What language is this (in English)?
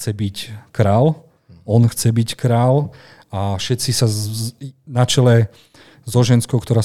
Slovak